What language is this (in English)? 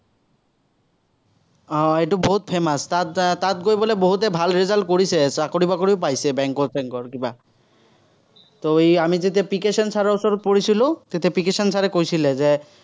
Assamese